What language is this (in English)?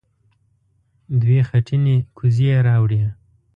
Pashto